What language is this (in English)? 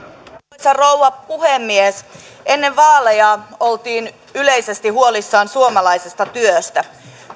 Finnish